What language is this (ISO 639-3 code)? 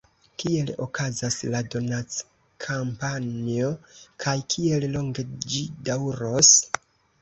epo